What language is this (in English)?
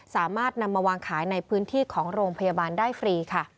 Thai